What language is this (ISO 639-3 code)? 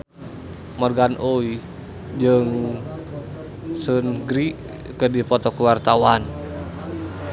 sun